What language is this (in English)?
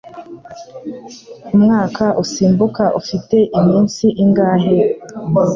Kinyarwanda